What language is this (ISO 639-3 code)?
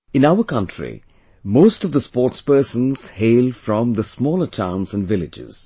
eng